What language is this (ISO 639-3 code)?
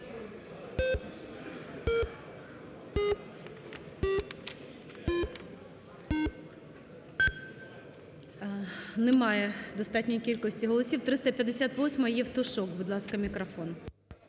ukr